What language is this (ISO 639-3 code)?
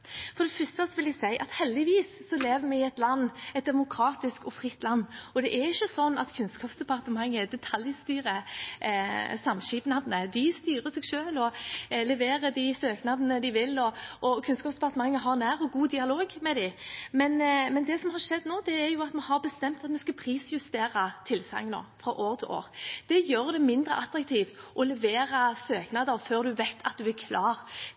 nob